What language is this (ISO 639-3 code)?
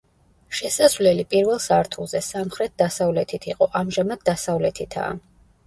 kat